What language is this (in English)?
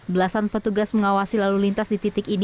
Indonesian